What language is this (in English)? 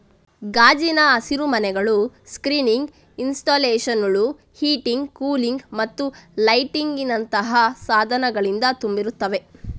Kannada